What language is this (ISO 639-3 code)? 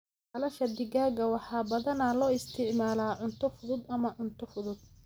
som